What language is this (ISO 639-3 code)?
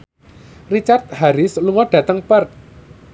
jav